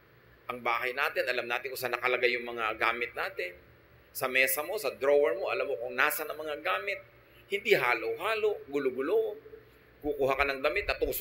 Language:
Filipino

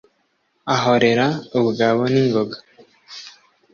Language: Kinyarwanda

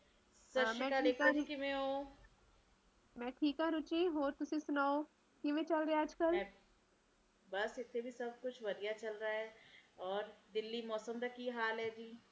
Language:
Punjabi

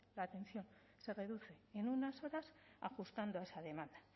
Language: Spanish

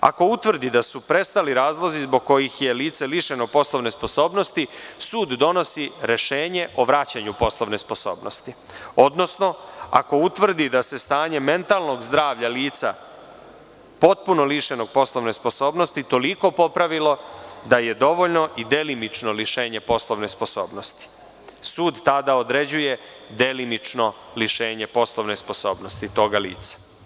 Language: Serbian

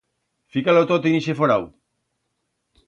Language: Aragonese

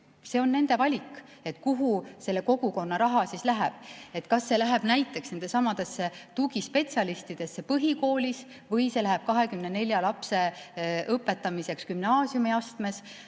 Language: Estonian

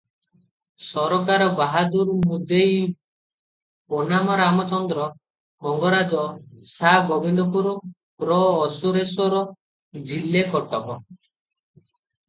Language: Odia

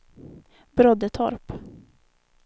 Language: Swedish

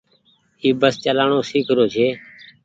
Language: Goaria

